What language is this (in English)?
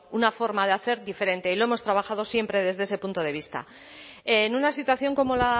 Spanish